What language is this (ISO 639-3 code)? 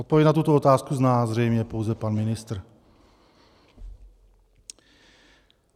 ces